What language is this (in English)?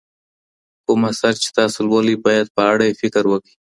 Pashto